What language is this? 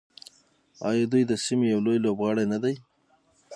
Pashto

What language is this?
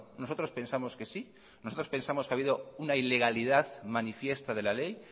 Spanish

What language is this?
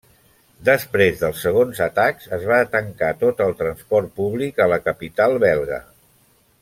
Catalan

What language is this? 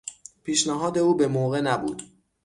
Persian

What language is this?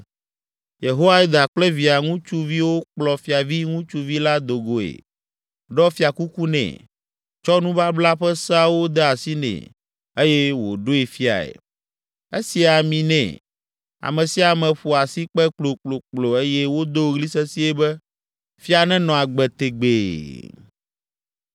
Ewe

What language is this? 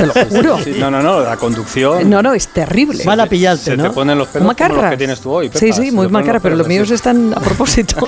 Spanish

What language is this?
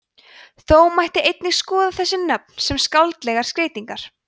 Icelandic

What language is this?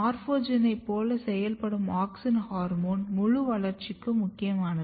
Tamil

